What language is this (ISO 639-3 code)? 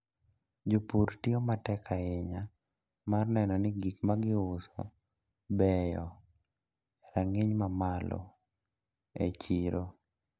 luo